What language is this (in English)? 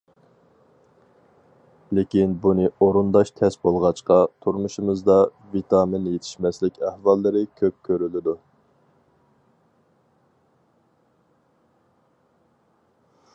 Uyghur